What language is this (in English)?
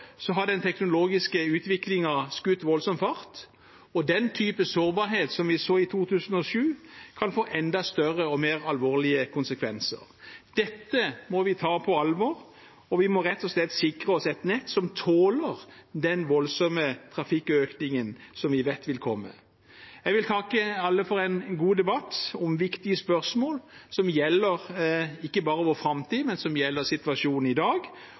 Norwegian Bokmål